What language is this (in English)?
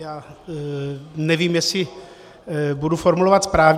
Czech